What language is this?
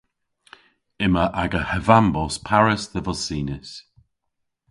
Cornish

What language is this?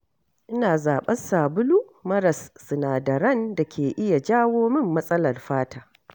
Hausa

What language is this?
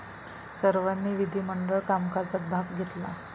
Marathi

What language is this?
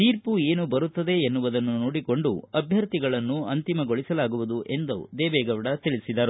Kannada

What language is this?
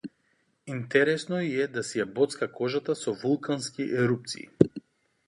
Macedonian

